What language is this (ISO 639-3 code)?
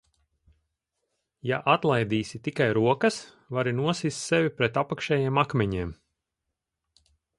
lav